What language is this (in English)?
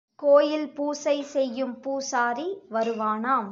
Tamil